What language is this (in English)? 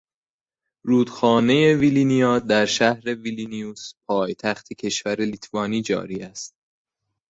Persian